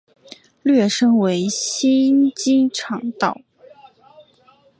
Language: Chinese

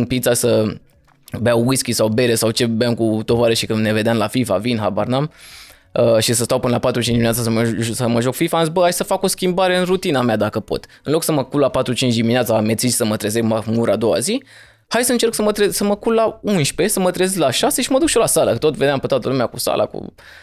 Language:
Romanian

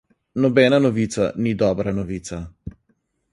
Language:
Slovenian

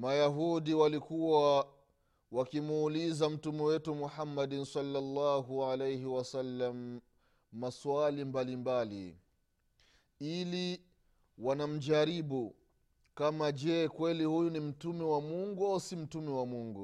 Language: Swahili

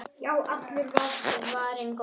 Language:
Icelandic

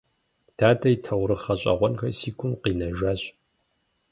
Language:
Kabardian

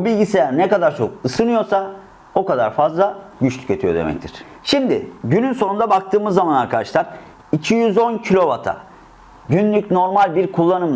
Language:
Turkish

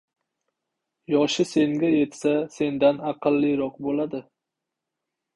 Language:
Uzbek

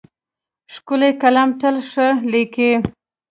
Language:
Pashto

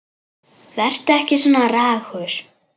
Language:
Icelandic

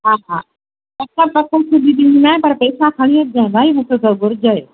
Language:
Sindhi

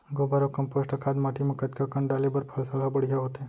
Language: Chhattisgarhi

